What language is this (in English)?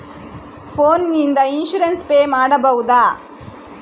Kannada